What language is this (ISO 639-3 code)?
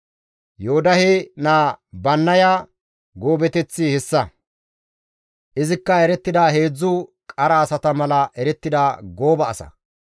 gmv